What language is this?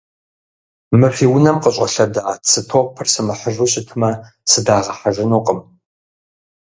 Kabardian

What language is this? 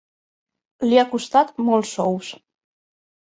Catalan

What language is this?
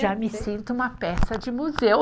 Portuguese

